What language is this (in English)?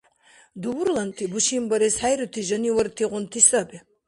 Dargwa